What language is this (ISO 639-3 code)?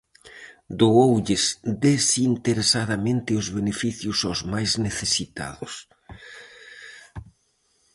glg